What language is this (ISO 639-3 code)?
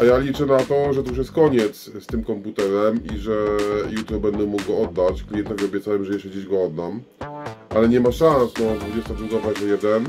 pol